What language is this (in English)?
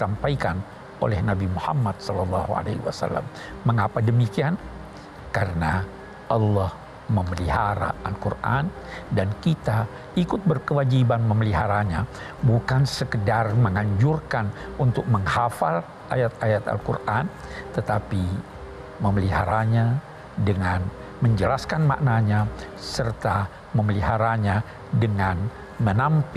Indonesian